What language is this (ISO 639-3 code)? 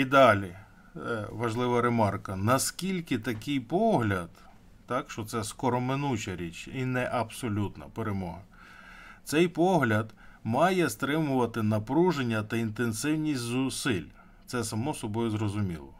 ukr